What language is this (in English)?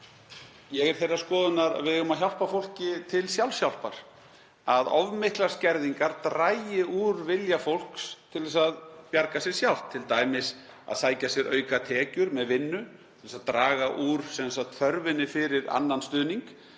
Icelandic